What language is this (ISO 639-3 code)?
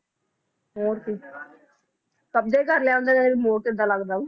pan